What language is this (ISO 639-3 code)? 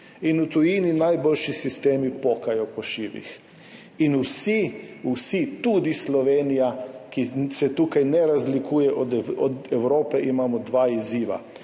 slv